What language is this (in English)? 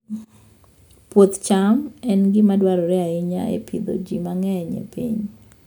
Luo (Kenya and Tanzania)